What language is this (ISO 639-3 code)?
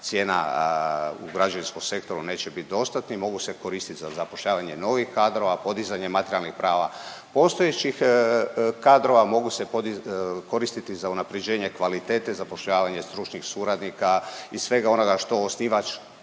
hrv